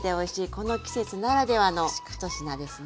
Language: Japanese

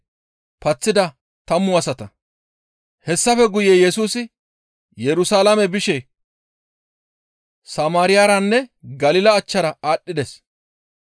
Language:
Gamo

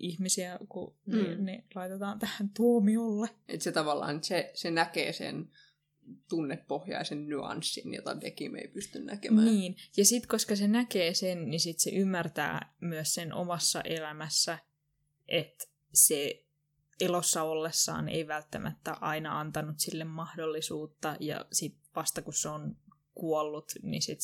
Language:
Finnish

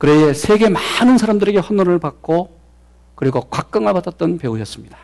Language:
Korean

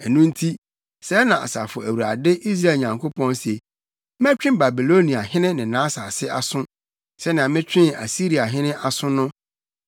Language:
Akan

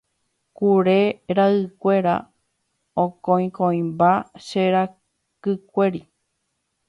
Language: Guarani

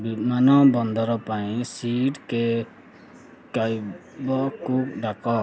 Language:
Odia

